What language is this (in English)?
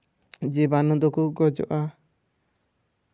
Santali